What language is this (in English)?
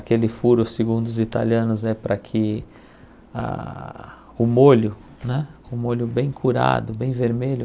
Portuguese